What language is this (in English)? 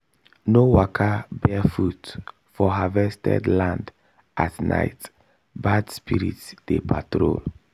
Nigerian Pidgin